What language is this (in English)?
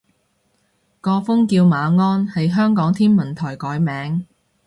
Cantonese